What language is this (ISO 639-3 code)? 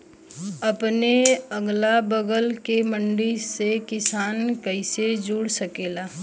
bho